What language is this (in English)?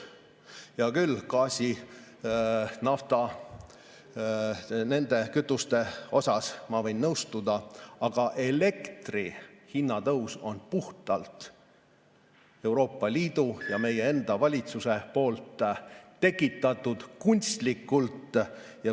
Estonian